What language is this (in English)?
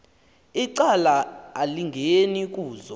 Xhosa